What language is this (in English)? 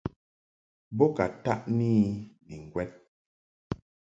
Mungaka